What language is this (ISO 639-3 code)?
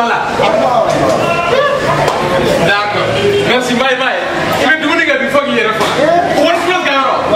ind